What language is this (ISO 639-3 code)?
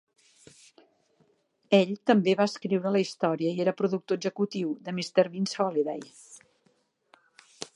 cat